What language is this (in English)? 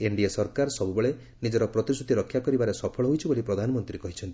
Odia